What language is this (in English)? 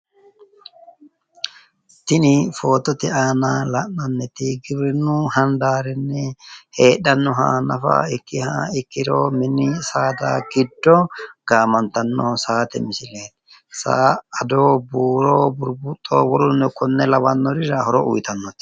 Sidamo